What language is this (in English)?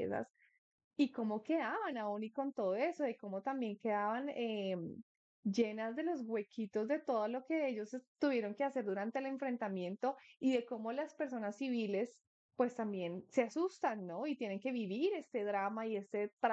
Spanish